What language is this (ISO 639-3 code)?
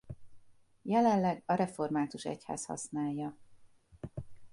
hun